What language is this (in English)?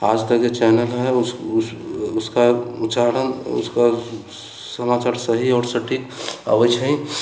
Maithili